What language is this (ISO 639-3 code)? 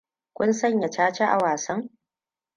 hau